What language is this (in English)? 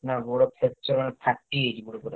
Odia